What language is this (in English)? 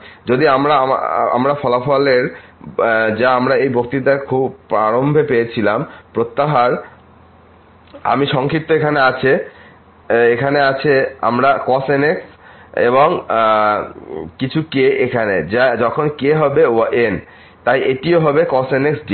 Bangla